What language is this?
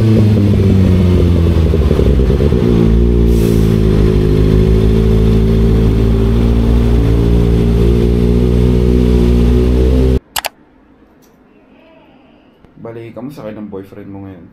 Filipino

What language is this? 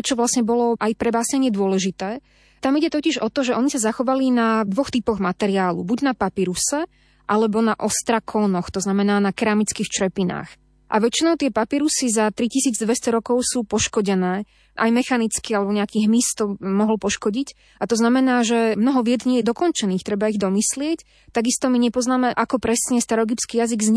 Slovak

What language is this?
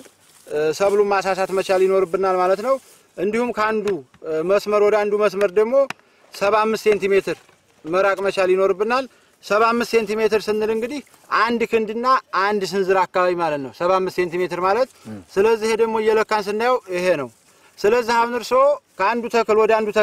Arabic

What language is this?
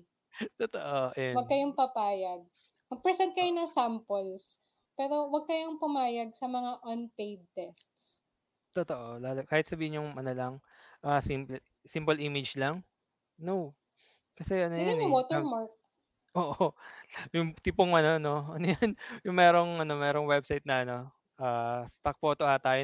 Filipino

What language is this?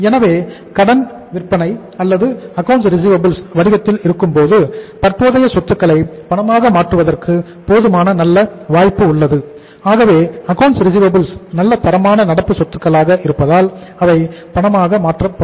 Tamil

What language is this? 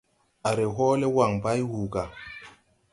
Tupuri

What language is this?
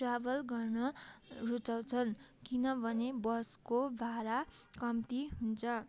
Nepali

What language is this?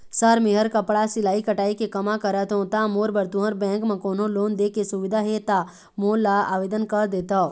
Chhattisgarhi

